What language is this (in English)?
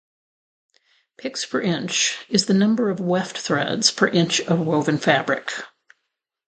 English